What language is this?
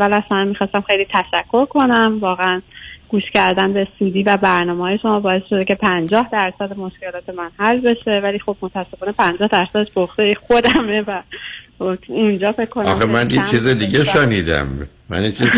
Persian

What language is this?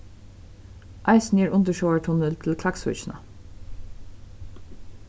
Faroese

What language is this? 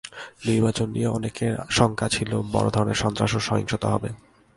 Bangla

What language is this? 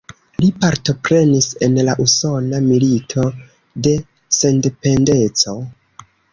Esperanto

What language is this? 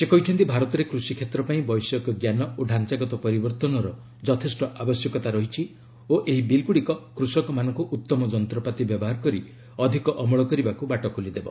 Odia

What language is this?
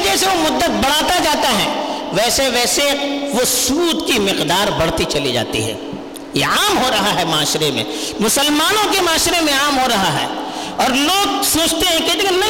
Urdu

